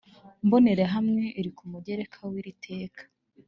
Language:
Kinyarwanda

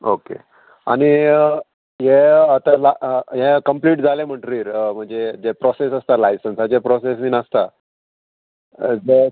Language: Konkani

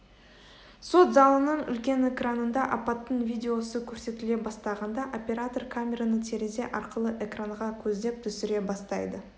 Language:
Kazakh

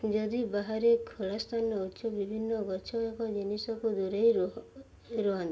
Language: Odia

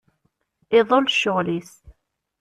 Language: Kabyle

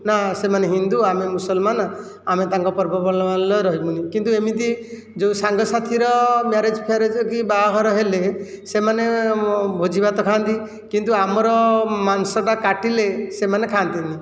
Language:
Odia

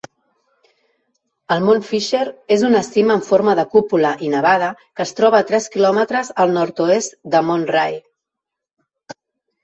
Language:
Catalan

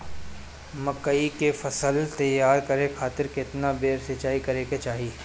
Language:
Bhojpuri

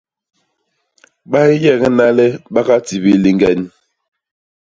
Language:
Basaa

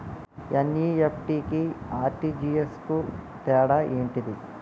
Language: Telugu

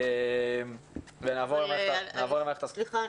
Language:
Hebrew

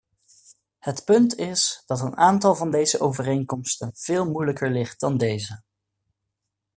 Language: Dutch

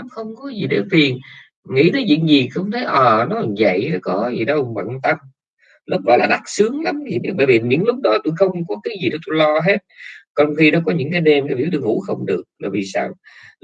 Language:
Vietnamese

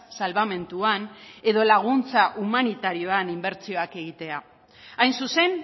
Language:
Basque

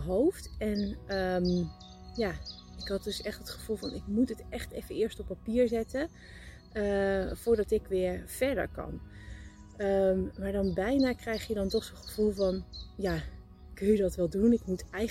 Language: Dutch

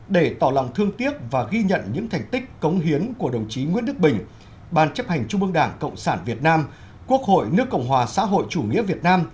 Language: Vietnamese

